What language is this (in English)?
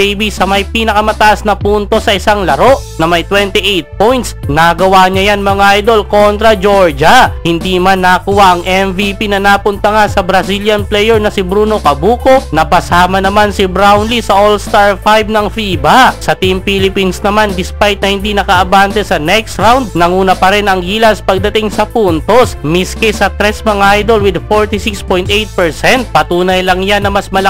Filipino